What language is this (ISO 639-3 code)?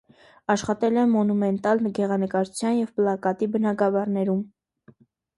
hye